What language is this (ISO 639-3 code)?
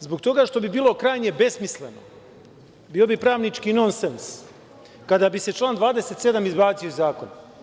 srp